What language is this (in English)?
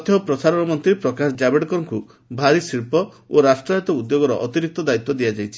Odia